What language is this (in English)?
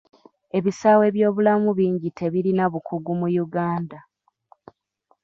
Ganda